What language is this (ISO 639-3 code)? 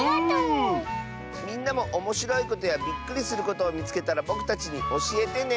jpn